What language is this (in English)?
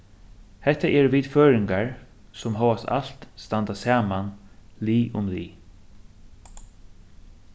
Faroese